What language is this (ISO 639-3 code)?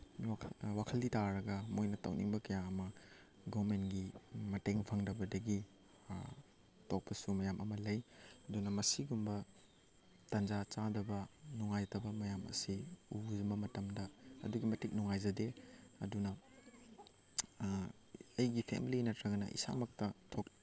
mni